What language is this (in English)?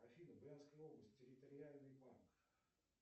Russian